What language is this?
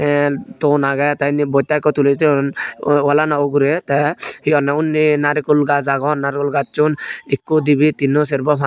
Chakma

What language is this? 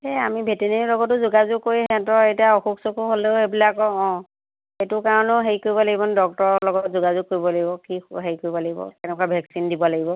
Assamese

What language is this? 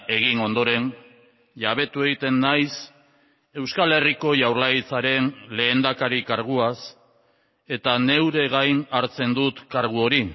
Basque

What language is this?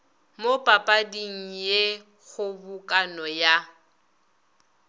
Northern Sotho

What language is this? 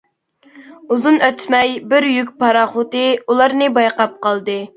Uyghur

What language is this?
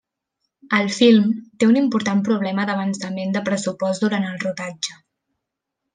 Catalan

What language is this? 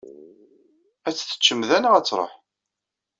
Kabyle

